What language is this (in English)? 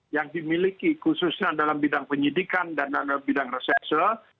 Indonesian